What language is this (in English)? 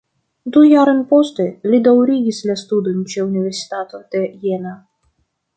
Esperanto